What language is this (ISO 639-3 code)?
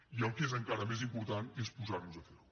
cat